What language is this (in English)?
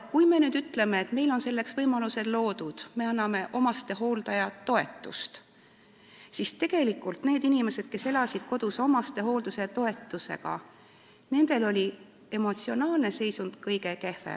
Estonian